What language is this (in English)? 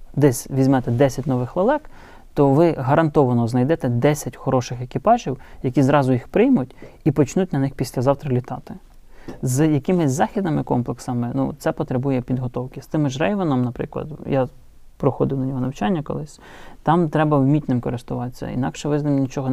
Ukrainian